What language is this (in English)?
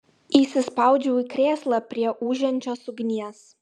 Lithuanian